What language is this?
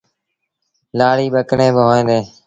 Sindhi Bhil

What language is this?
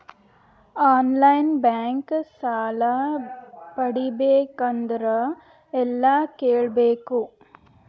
Kannada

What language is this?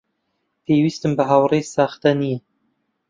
Central Kurdish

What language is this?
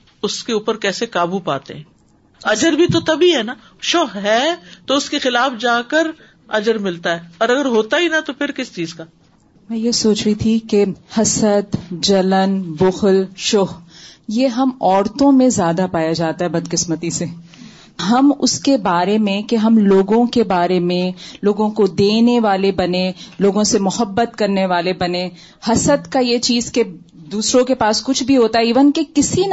Urdu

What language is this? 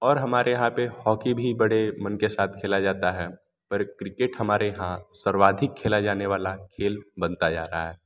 Hindi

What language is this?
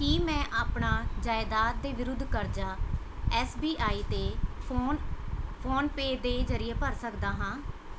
Punjabi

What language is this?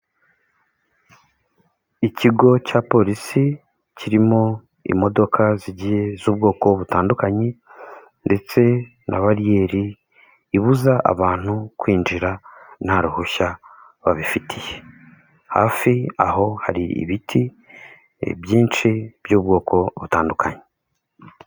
Kinyarwanda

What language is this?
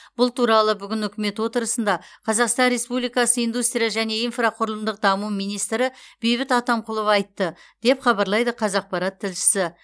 Kazakh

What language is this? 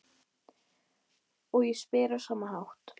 Icelandic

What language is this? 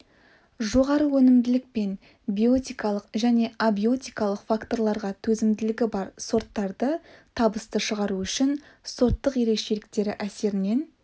Kazakh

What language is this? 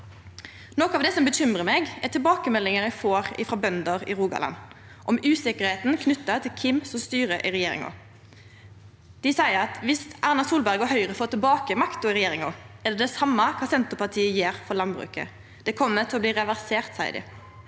Norwegian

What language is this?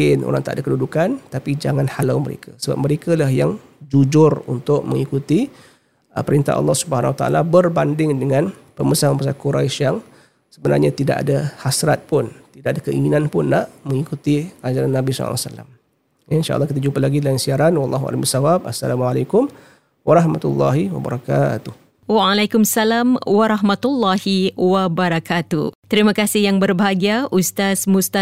Malay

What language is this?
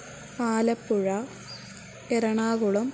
Sanskrit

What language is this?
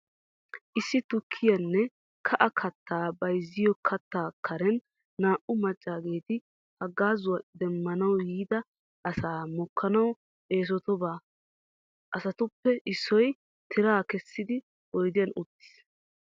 Wolaytta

